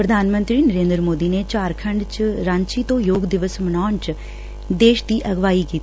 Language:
Punjabi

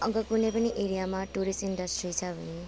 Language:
Nepali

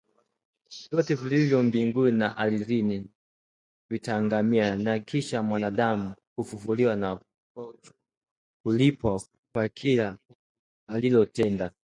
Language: Swahili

